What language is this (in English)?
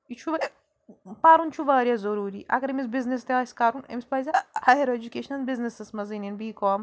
Kashmiri